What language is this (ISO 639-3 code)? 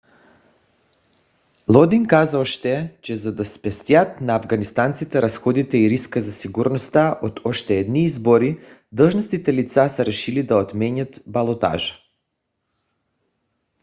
bul